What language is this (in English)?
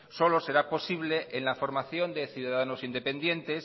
Spanish